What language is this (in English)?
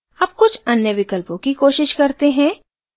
Hindi